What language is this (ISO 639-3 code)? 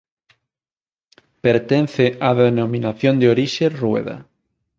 glg